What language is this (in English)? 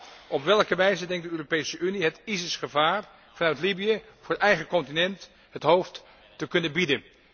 Dutch